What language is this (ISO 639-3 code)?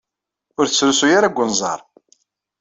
kab